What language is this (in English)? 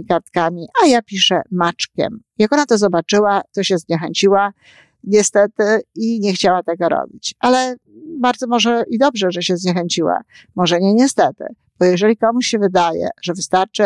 Polish